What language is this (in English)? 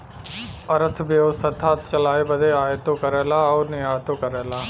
Bhojpuri